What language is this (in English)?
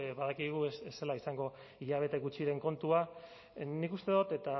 Basque